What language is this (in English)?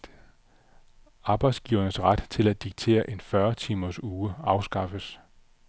Danish